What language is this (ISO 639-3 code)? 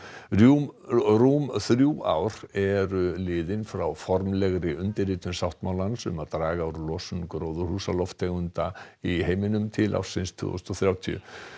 isl